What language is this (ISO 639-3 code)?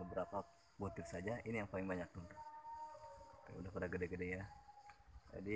ind